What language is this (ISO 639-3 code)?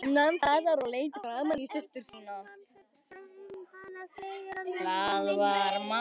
isl